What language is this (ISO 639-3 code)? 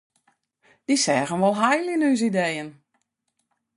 fry